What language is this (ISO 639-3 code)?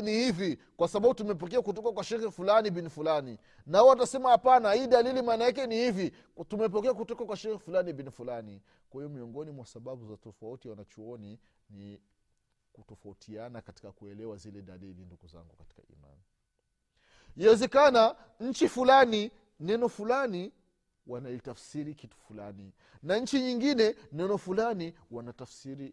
swa